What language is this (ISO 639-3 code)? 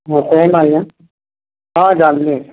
ori